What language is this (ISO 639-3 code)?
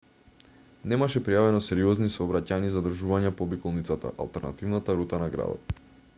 mkd